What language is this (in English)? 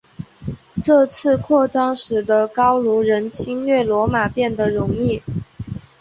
Chinese